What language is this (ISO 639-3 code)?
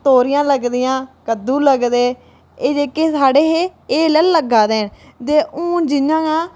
doi